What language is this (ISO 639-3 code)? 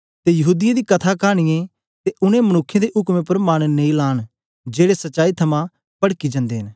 doi